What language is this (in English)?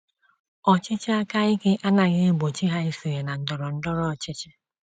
Igbo